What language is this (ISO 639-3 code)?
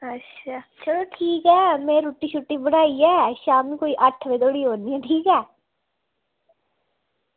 doi